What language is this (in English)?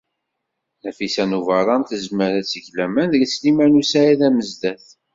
Kabyle